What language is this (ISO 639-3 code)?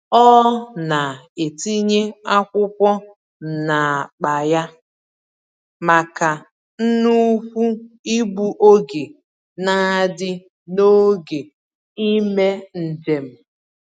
ibo